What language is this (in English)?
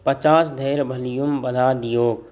Maithili